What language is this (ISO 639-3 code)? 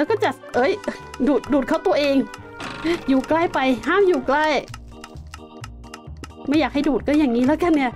tha